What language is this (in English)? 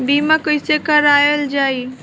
Bhojpuri